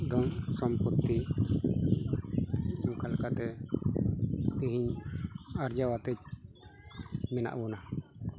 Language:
Santali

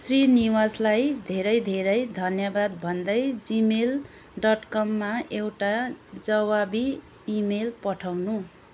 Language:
Nepali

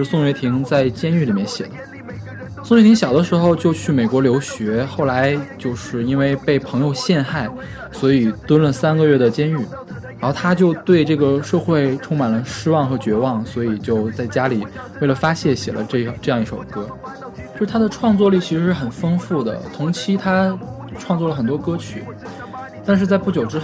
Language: Chinese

